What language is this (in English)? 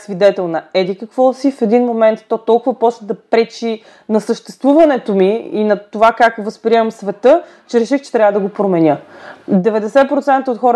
Bulgarian